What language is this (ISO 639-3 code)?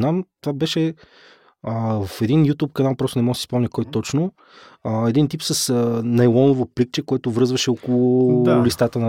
bul